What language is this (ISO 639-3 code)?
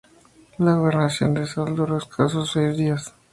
spa